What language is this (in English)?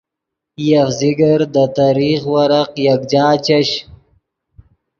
Yidgha